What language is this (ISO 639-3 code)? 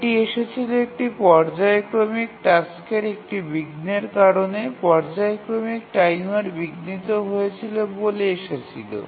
ben